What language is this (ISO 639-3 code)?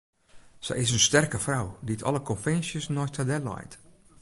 fry